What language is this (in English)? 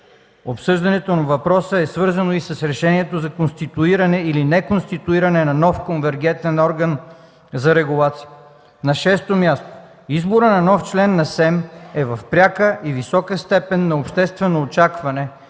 Bulgarian